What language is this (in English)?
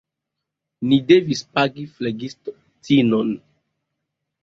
Esperanto